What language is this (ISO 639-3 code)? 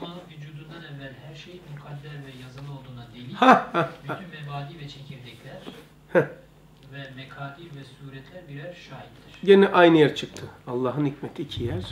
tur